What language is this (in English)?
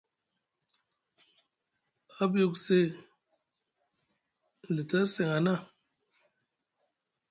Musgu